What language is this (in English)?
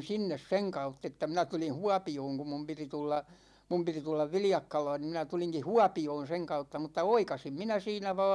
Finnish